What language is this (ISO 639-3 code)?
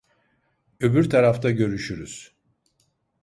tur